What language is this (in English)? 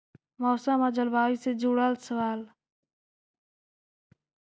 Magahi